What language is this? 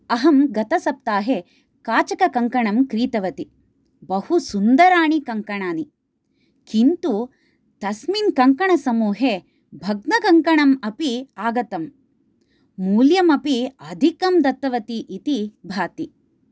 Sanskrit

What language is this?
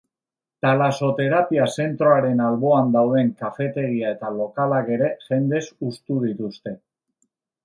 Basque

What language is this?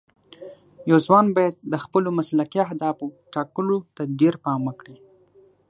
Pashto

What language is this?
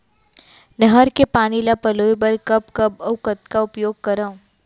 Chhattisgarhi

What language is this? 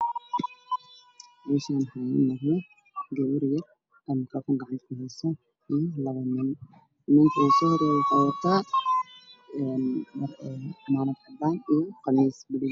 Somali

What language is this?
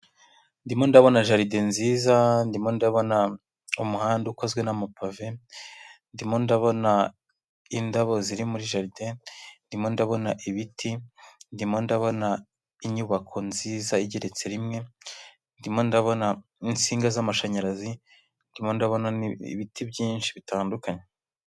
Kinyarwanda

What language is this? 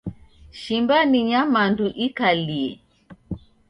Taita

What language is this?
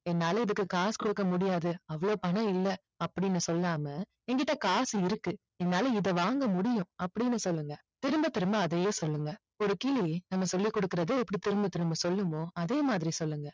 Tamil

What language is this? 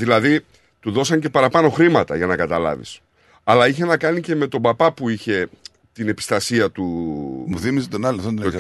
Greek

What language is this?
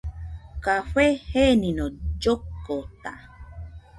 Nüpode Huitoto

